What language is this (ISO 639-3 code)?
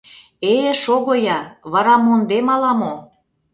chm